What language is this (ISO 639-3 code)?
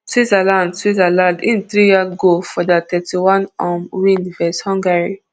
pcm